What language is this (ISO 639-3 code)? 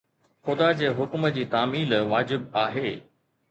snd